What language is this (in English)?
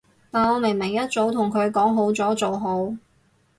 Cantonese